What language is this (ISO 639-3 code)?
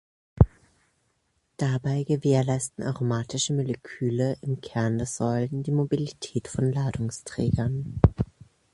deu